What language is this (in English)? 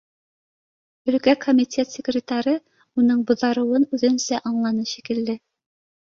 Bashkir